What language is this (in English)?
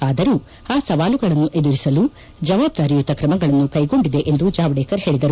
Kannada